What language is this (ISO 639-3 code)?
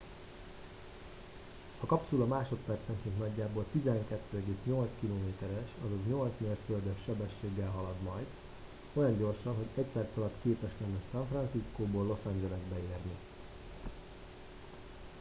hun